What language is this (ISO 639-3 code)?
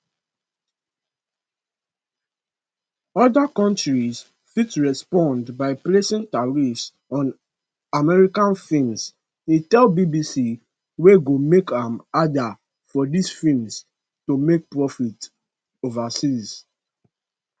pcm